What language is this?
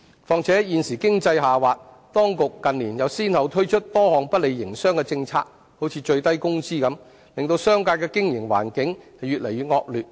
Cantonese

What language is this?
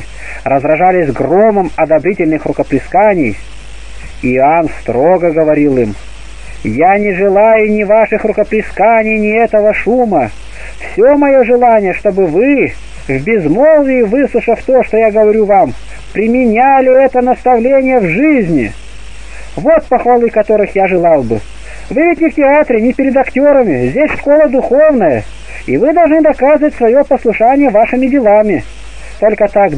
Russian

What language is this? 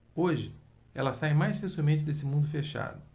Portuguese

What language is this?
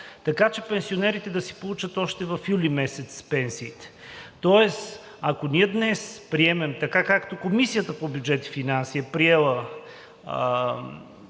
Bulgarian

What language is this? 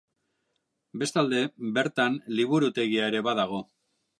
Basque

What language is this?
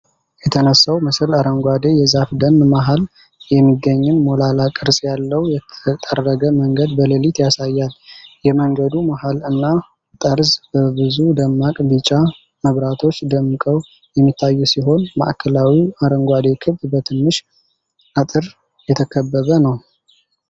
Amharic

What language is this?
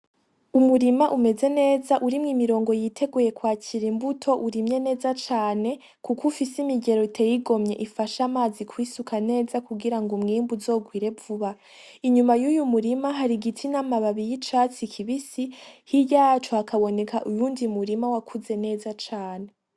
Rundi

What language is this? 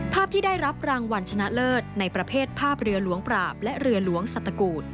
Thai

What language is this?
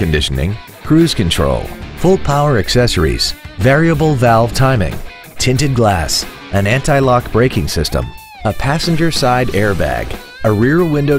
English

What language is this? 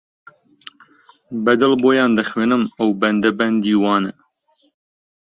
Central Kurdish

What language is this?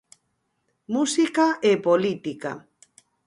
Galician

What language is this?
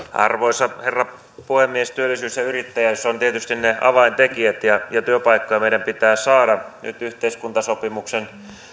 Finnish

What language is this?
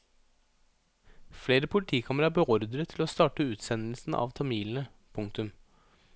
Norwegian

